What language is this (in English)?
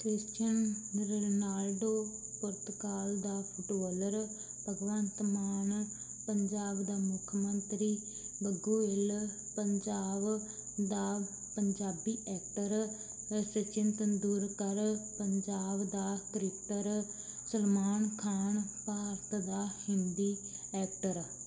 Punjabi